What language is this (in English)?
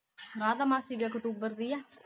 Punjabi